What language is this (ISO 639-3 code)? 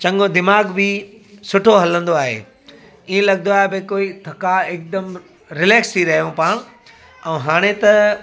snd